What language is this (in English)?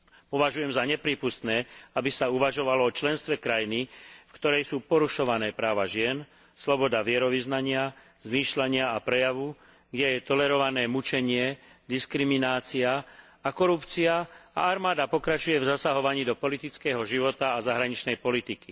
Slovak